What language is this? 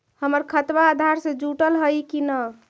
Magahi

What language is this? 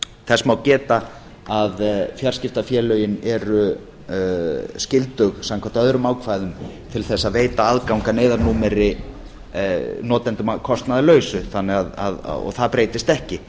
Icelandic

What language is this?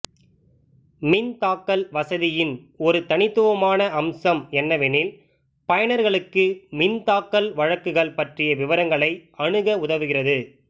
Tamil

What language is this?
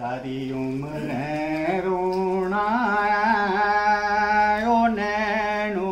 Romanian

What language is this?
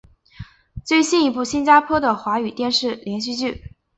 Chinese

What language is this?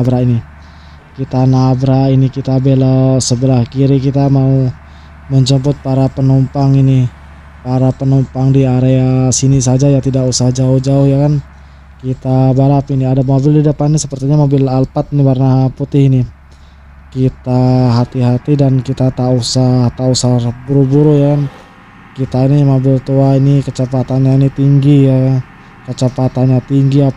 Indonesian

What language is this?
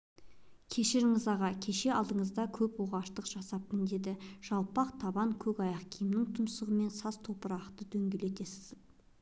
Kazakh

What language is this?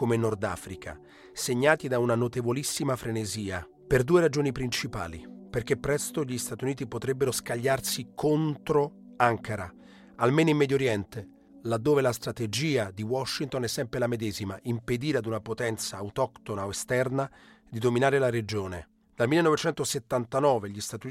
Italian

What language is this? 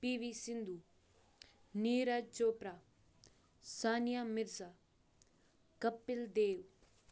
Kashmiri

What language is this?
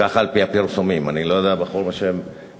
Hebrew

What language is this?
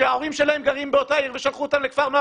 Hebrew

